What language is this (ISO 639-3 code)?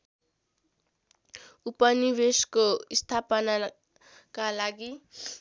nep